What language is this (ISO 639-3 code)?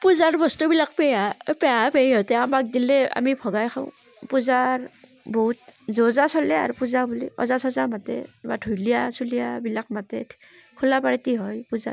asm